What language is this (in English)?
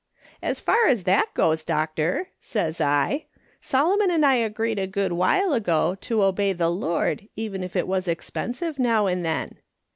English